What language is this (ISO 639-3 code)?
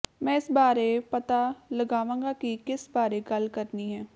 pan